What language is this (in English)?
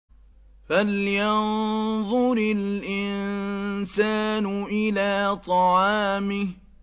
Arabic